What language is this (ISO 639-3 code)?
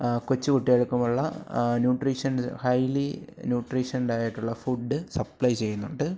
mal